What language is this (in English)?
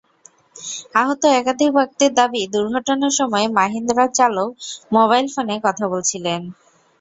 Bangla